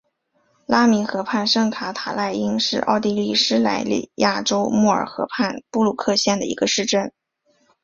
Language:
Chinese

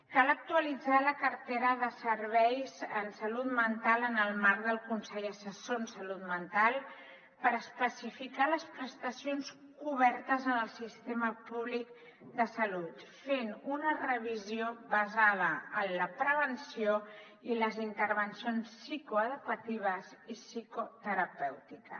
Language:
Catalan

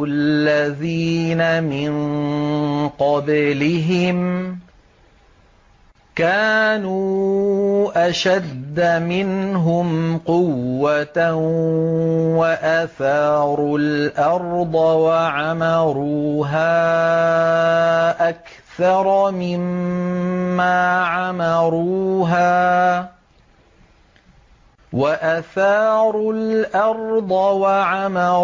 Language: Arabic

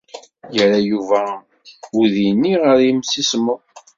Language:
Kabyle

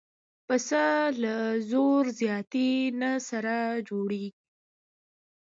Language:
Pashto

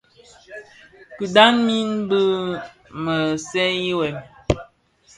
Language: Bafia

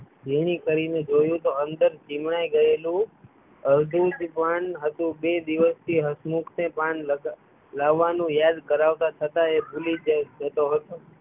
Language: Gujarati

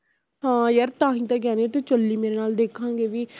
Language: Punjabi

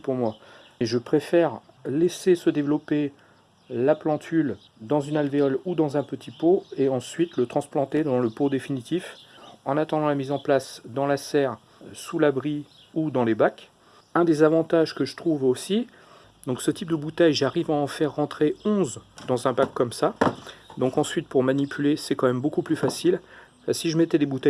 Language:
French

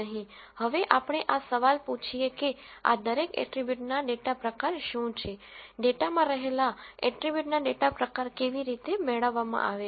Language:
Gujarati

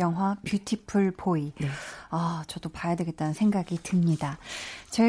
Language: Korean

